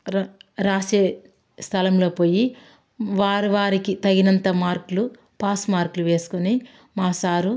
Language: Telugu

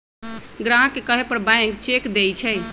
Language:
Magahi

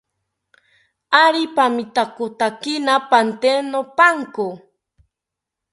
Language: South Ucayali Ashéninka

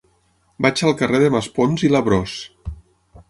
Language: Catalan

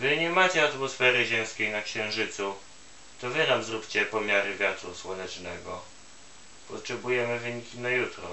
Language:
Polish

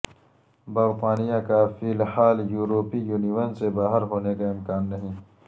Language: Urdu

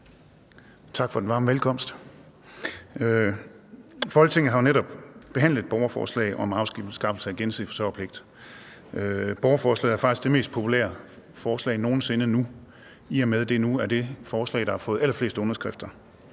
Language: Danish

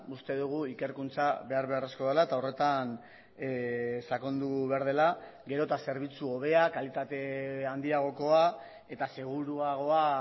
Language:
Basque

